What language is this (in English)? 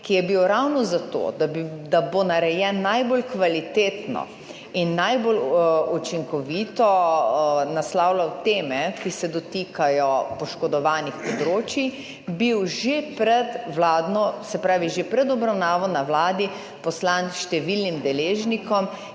Slovenian